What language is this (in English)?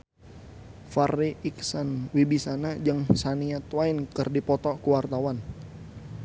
Sundanese